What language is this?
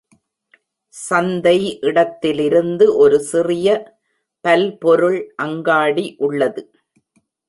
Tamil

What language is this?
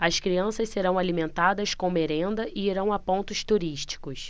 Portuguese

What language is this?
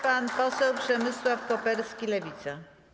Polish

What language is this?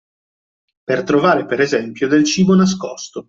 Italian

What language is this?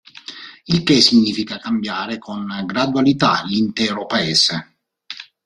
Italian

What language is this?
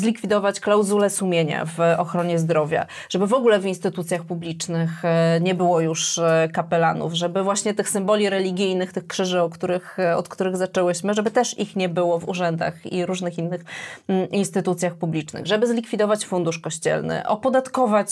Polish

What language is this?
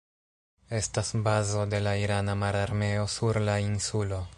Esperanto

